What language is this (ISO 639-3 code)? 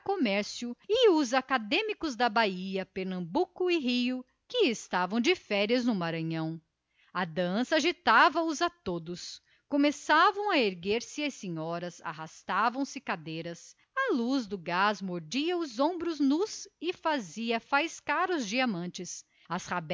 por